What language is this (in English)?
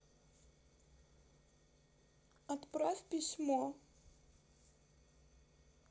Russian